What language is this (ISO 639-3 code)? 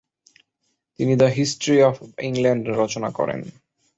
ben